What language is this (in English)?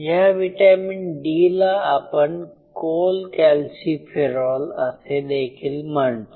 Marathi